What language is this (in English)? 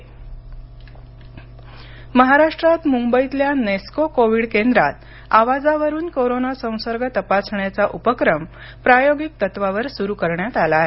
Marathi